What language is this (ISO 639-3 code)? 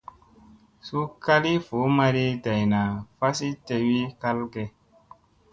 mse